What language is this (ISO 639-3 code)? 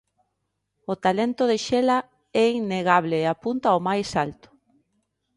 glg